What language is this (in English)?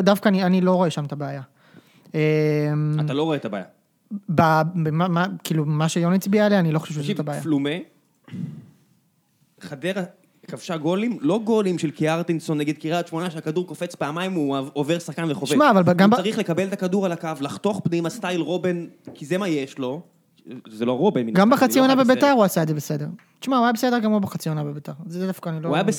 Hebrew